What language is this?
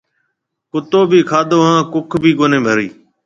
Marwari (Pakistan)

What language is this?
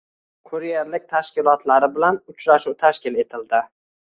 Uzbek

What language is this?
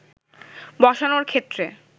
Bangla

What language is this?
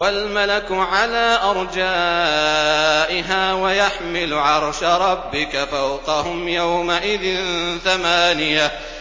Arabic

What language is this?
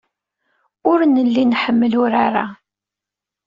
Kabyle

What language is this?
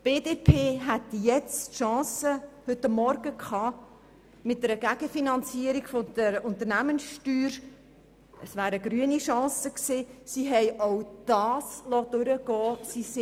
Swiss German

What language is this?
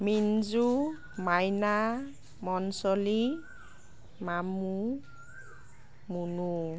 Assamese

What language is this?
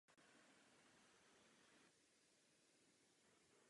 Czech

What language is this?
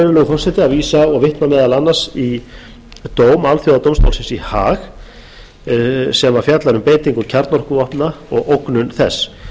Icelandic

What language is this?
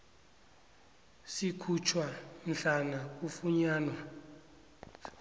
South Ndebele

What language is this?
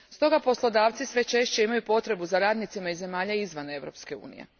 Croatian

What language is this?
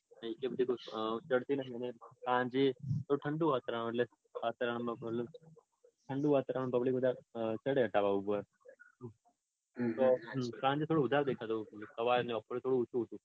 Gujarati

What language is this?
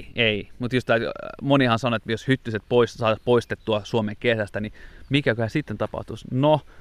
Finnish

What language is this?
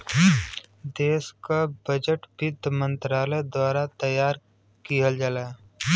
Bhojpuri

